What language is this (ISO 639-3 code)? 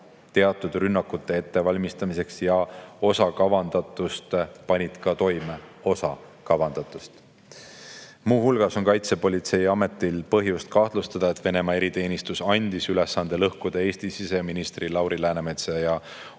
est